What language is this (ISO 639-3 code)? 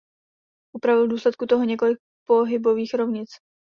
ces